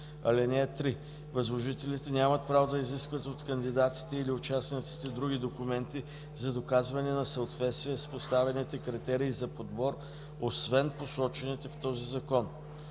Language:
Bulgarian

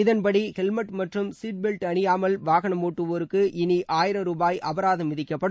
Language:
Tamil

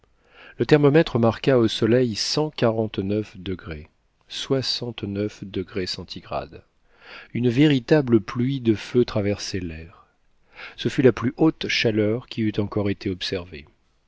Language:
French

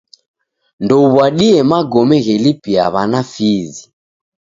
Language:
Taita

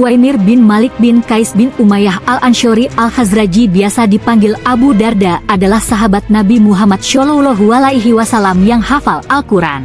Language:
Indonesian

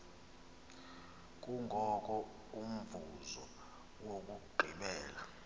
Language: Xhosa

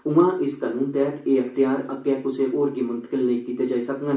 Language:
Dogri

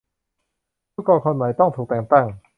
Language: Thai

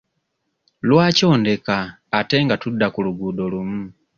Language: Ganda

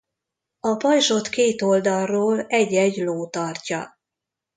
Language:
Hungarian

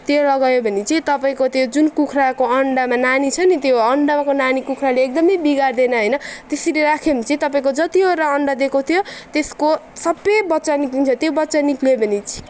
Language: Nepali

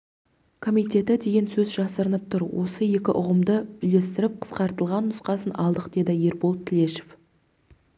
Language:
Kazakh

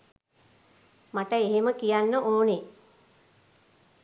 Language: Sinhala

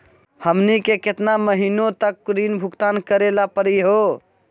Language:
Magahi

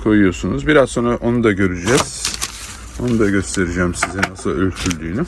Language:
Turkish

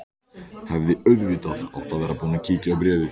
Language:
Icelandic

